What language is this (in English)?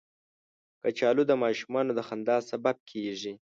Pashto